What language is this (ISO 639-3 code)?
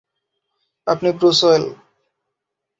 ben